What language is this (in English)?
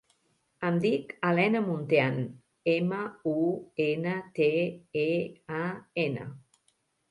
Catalan